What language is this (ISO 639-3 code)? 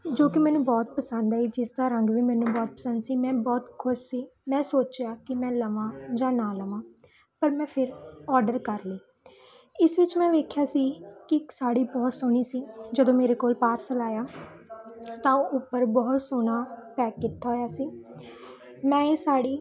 pan